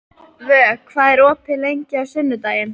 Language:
Icelandic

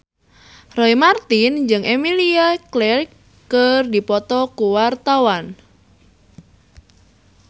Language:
Sundanese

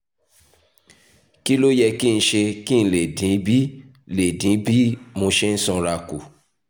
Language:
Yoruba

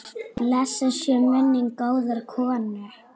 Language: Icelandic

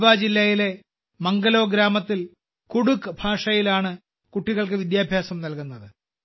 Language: Malayalam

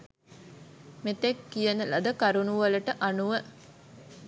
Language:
Sinhala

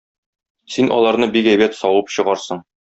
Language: Tatar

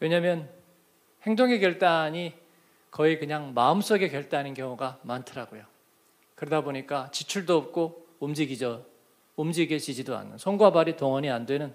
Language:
Korean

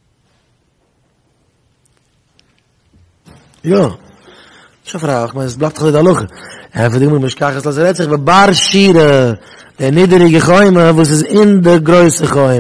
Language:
Dutch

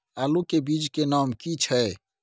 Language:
Maithili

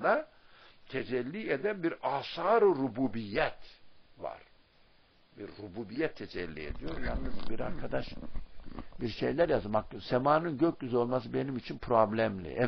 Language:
Turkish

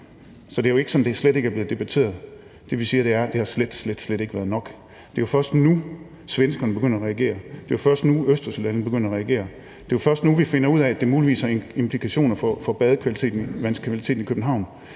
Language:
Danish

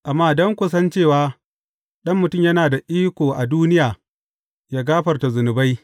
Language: Hausa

